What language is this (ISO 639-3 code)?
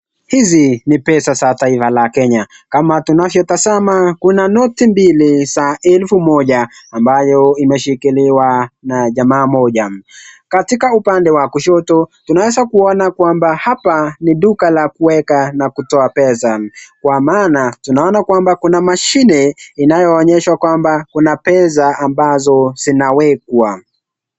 swa